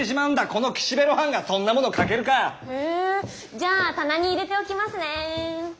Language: Japanese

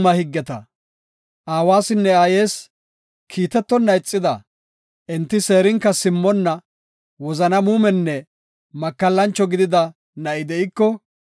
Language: Gofa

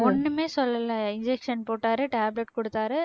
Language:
Tamil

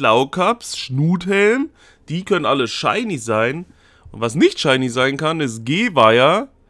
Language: German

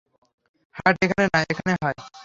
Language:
Bangla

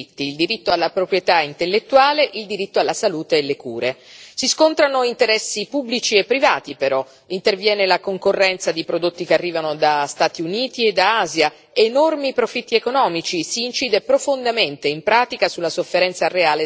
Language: Italian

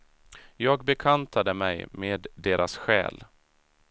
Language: Swedish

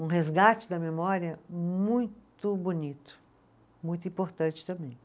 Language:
Portuguese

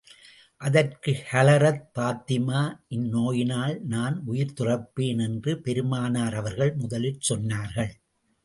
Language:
Tamil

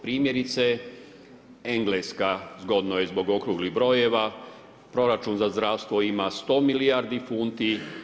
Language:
Croatian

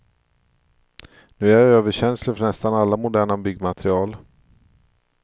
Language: Swedish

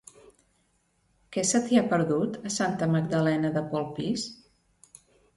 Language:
Catalan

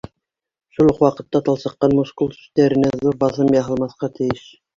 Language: Bashkir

